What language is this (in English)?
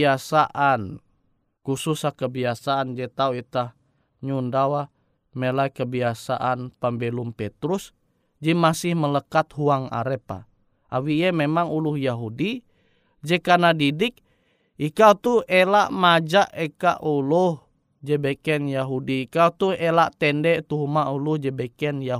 Indonesian